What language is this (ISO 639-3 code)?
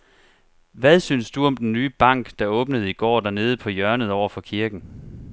dan